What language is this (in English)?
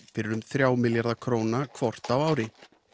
Icelandic